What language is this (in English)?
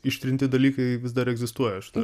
Lithuanian